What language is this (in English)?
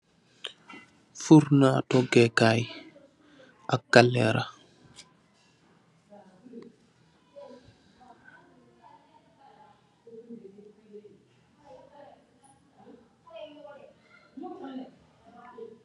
Wolof